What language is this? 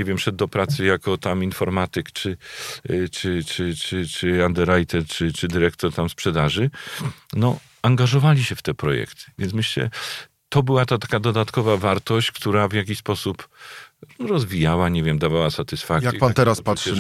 Polish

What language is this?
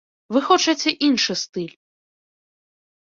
Belarusian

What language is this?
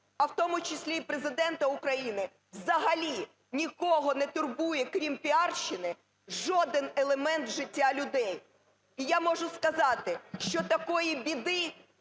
Ukrainian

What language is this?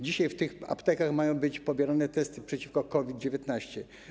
Polish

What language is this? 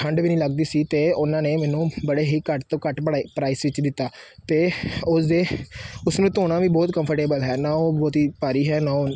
Punjabi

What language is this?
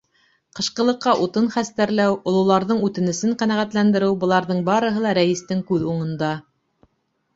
Bashkir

